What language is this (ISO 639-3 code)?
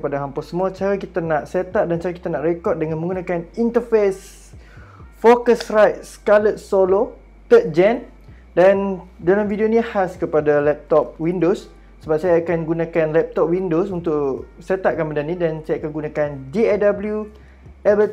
msa